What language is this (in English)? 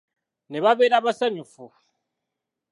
Ganda